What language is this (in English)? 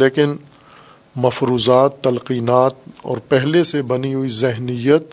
Urdu